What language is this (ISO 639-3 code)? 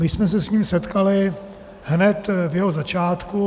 ces